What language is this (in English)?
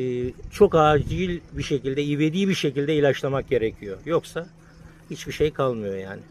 Turkish